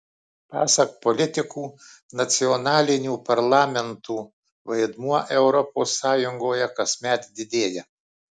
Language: Lithuanian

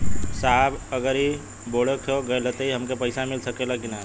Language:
Bhojpuri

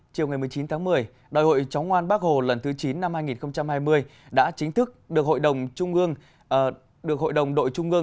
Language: Vietnamese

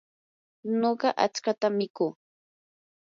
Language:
Yanahuanca Pasco Quechua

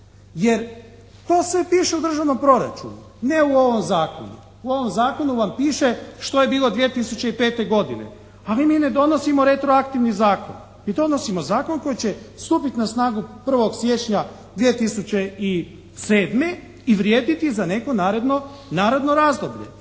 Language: Croatian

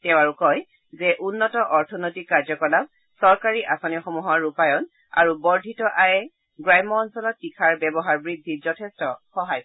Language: Assamese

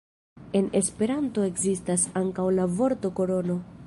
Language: Esperanto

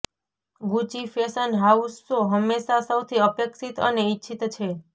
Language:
Gujarati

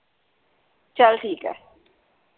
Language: Punjabi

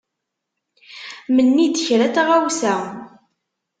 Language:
Kabyle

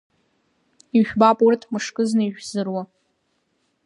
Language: Abkhazian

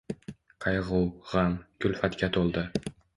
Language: Uzbek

